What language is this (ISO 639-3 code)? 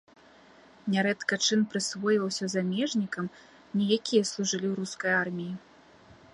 bel